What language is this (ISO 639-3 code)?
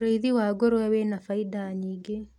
kik